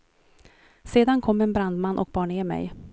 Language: Swedish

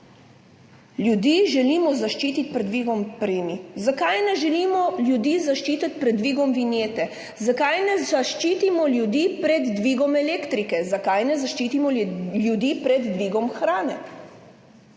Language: Slovenian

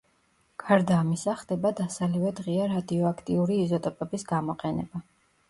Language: Georgian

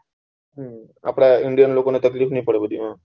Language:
Gujarati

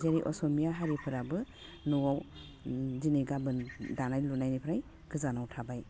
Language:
Bodo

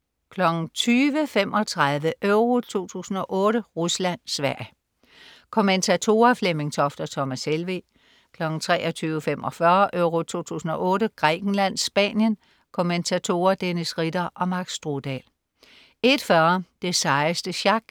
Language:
Danish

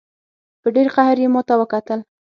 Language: Pashto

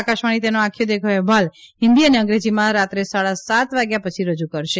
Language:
Gujarati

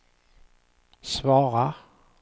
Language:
Swedish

